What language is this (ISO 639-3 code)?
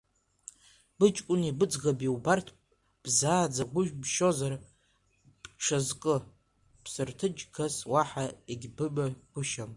abk